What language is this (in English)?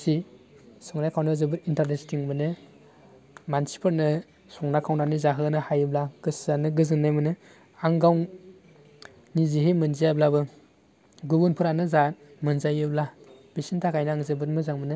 Bodo